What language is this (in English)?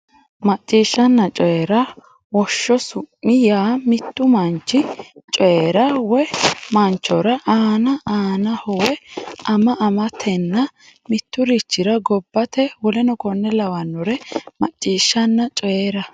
Sidamo